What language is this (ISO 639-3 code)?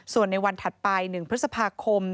tha